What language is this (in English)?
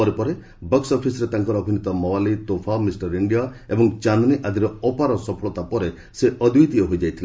Odia